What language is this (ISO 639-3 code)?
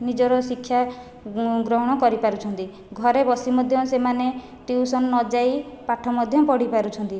ori